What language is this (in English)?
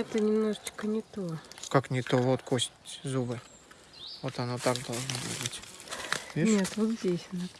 Russian